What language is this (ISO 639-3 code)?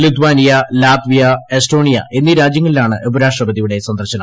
mal